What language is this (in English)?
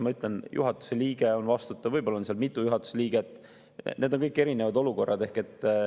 Estonian